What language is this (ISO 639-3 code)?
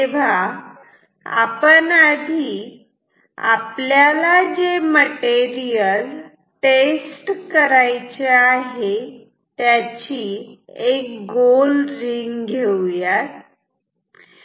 mar